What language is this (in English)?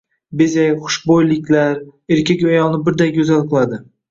Uzbek